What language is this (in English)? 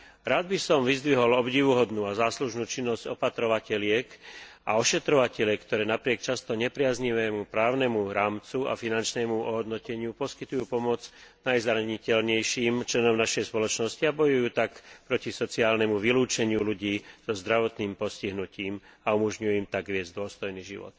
Slovak